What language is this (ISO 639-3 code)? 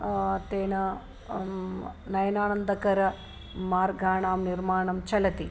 san